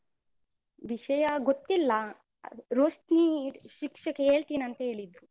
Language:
Kannada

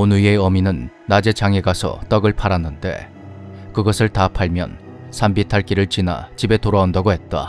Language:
Korean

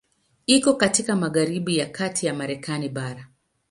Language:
Swahili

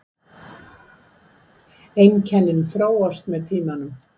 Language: Icelandic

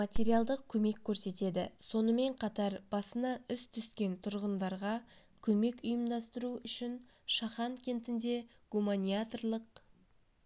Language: Kazakh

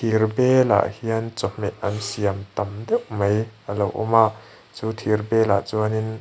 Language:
Mizo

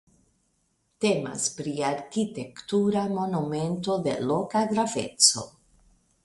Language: Esperanto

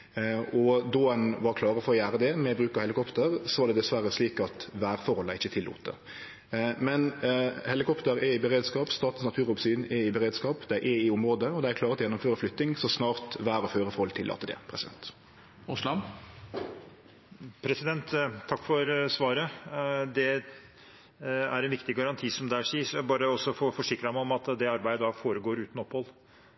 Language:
Norwegian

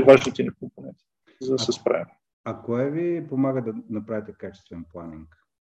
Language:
Bulgarian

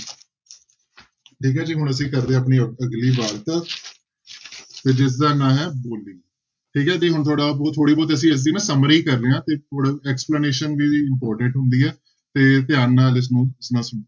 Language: Punjabi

